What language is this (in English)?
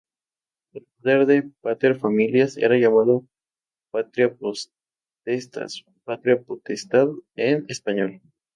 Spanish